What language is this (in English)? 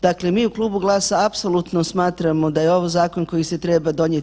Croatian